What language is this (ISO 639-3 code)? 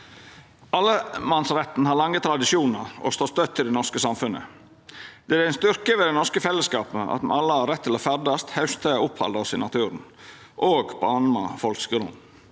nor